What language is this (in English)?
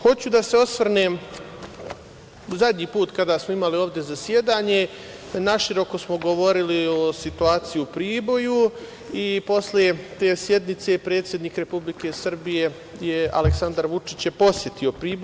Serbian